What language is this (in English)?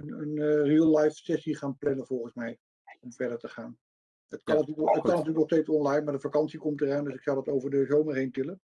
Dutch